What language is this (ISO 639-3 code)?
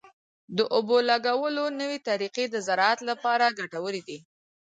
pus